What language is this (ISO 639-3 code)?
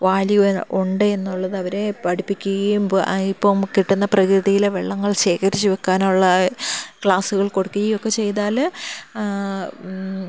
mal